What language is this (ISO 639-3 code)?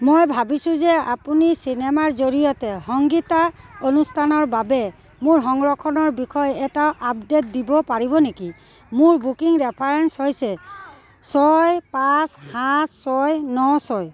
asm